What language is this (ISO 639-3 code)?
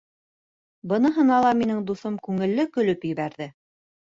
bak